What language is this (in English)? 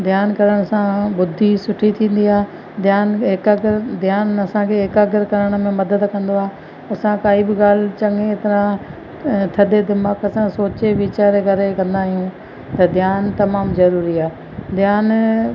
Sindhi